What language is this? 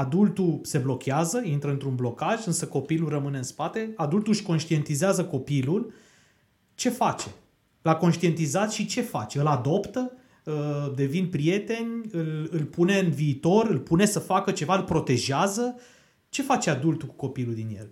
Romanian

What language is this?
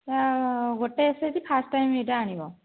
Odia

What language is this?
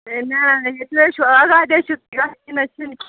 Kashmiri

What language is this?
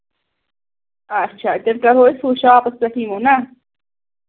Kashmiri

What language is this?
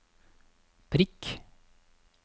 Norwegian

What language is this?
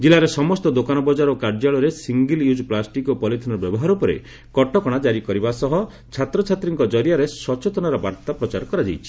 Odia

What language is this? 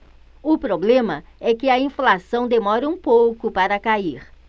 Portuguese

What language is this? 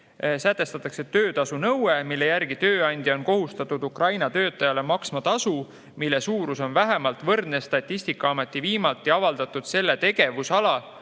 Estonian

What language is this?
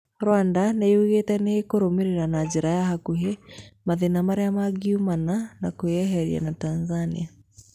Kikuyu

